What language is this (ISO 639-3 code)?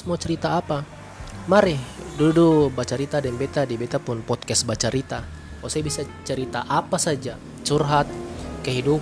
ind